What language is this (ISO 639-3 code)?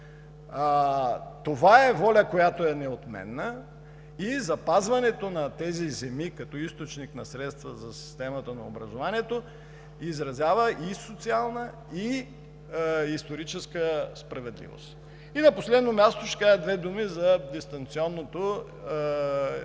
bul